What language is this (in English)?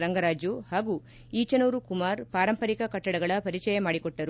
Kannada